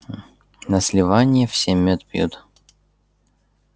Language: Russian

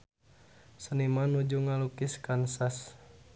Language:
Sundanese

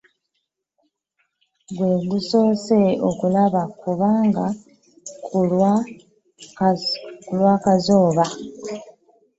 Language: Ganda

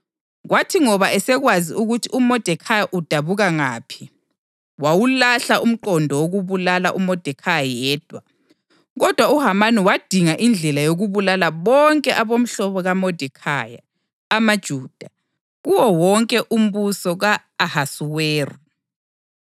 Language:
North Ndebele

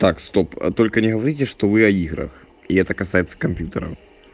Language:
Russian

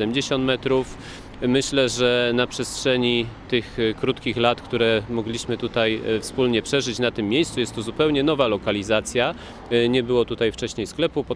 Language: Polish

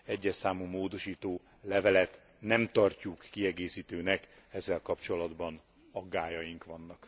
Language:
Hungarian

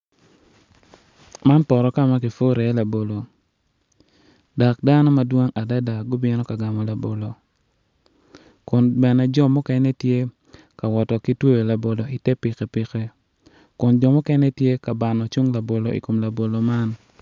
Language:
Acoli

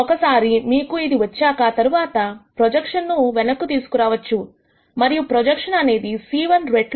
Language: Telugu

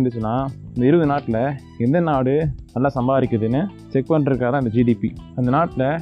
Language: Tamil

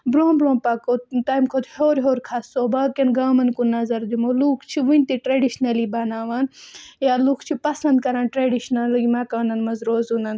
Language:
Kashmiri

